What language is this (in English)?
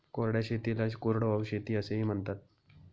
Marathi